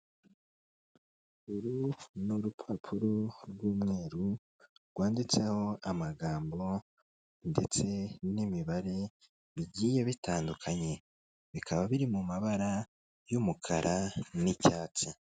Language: Kinyarwanda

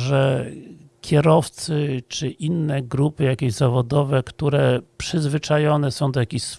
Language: Polish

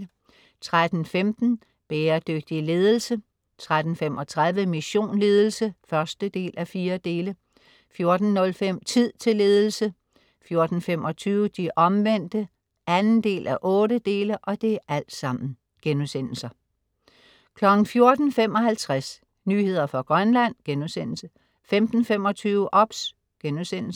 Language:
Danish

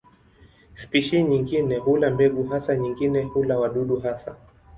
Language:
Swahili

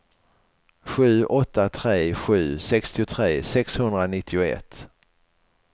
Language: Swedish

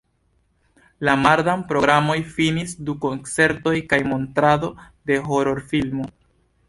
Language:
Esperanto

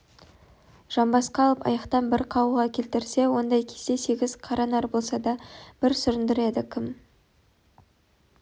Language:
Kazakh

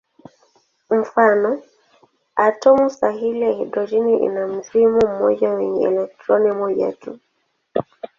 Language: Swahili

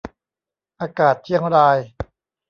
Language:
Thai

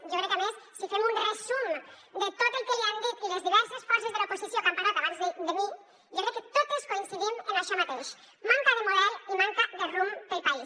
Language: Catalan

